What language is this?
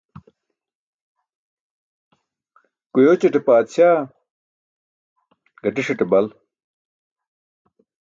Burushaski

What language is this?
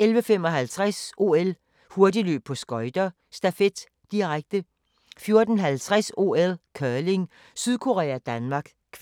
Danish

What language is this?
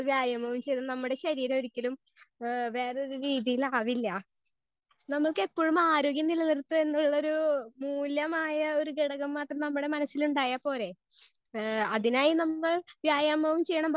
Malayalam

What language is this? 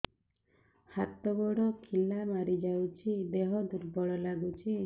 Odia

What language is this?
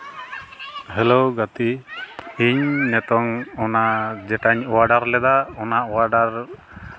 Santali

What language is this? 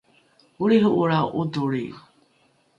Rukai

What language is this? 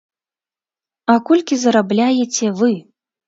Belarusian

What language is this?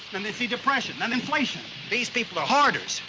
English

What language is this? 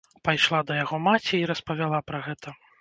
Belarusian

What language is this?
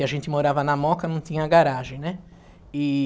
Portuguese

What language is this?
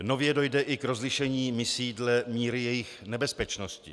Czech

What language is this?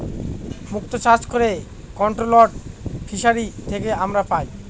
Bangla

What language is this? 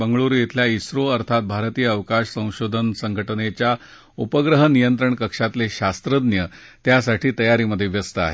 Marathi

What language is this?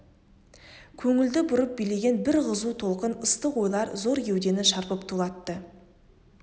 Kazakh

